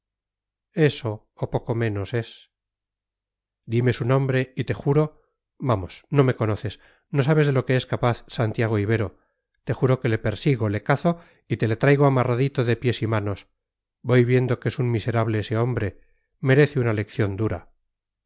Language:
Spanish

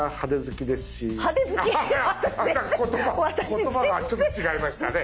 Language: Japanese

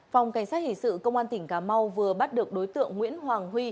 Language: Vietnamese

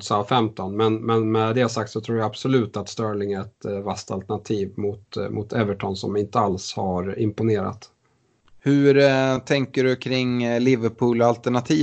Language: Swedish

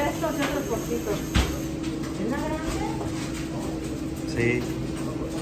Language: Spanish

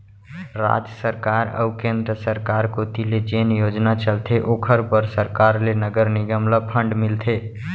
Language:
Chhattisgarhi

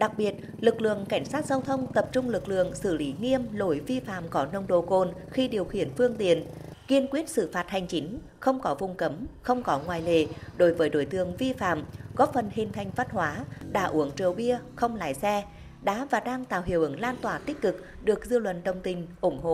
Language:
Vietnamese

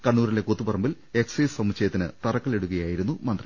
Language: Malayalam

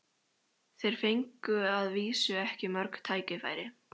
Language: Icelandic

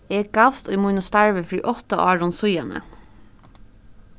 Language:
Faroese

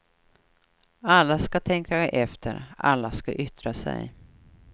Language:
Swedish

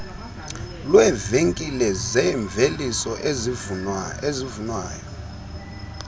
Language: Xhosa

